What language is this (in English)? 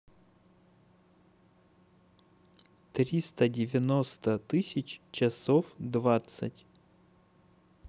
Russian